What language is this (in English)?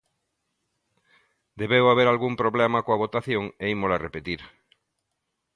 Galician